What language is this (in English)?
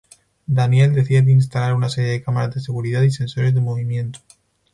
Spanish